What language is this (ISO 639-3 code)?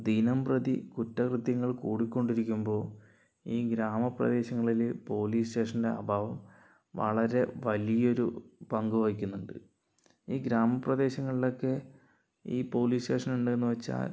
mal